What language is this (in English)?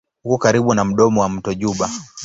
Swahili